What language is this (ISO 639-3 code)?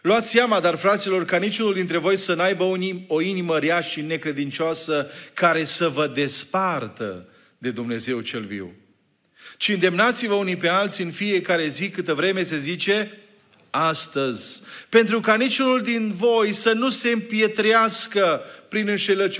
ron